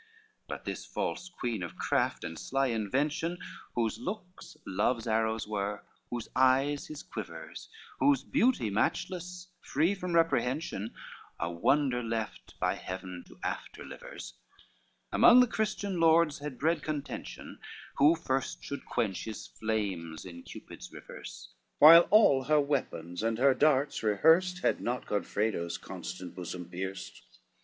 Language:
English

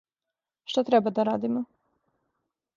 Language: Serbian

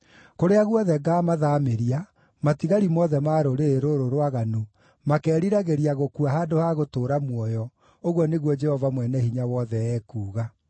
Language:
Kikuyu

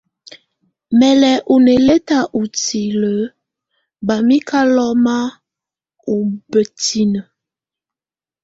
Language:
Tunen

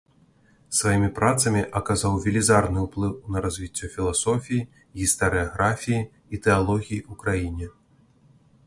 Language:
Belarusian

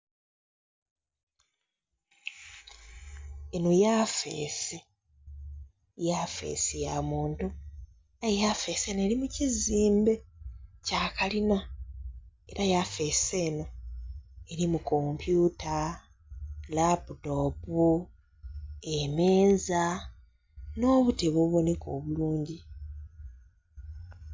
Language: Soga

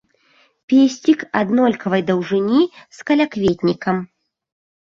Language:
Belarusian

